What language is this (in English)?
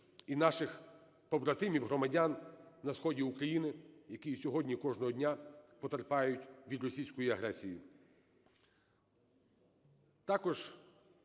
Ukrainian